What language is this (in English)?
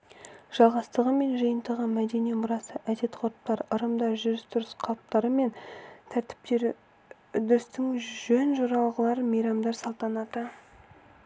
Kazakh